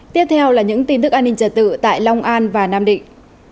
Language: Vietnamese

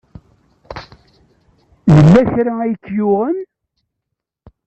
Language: Kabyle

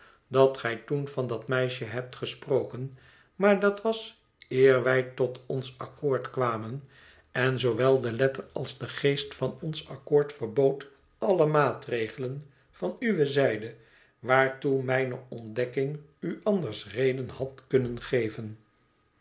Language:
Dutch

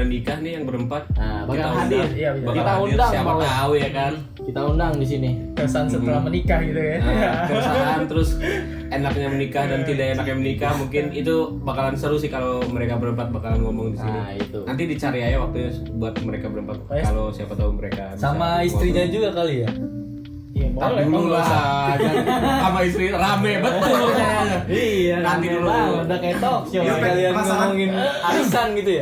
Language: Indonesian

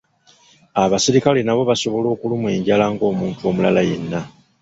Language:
Ganda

